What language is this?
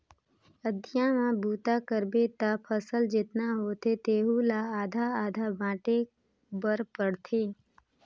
Chhattisgarhi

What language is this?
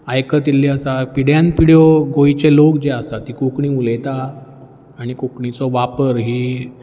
Konkani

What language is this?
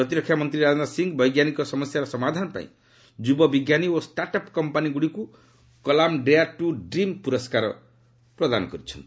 Odia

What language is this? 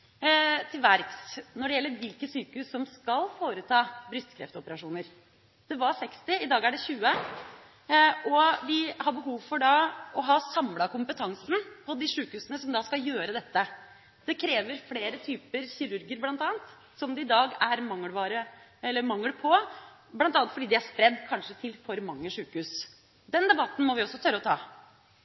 Norwegian Bokmål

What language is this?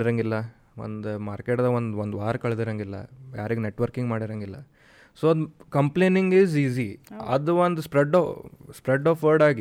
Kannada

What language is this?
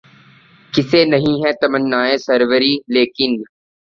Urdu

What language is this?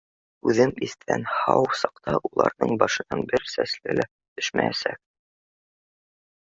Bashkir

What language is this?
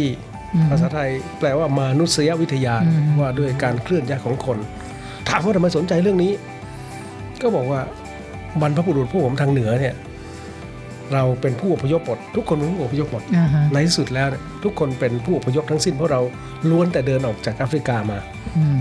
Thai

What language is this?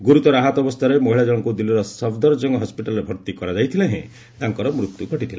Odia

